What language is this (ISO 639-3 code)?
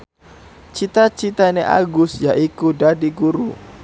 jav